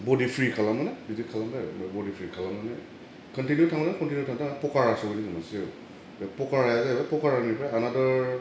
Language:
Bodo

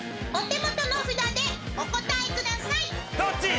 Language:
Japanese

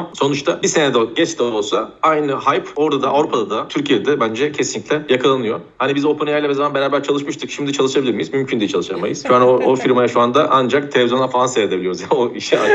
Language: Turkish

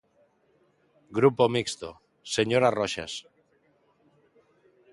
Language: Galician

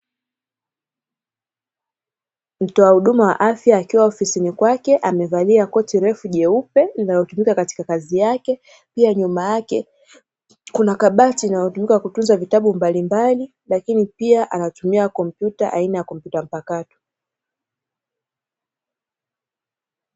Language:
Swahili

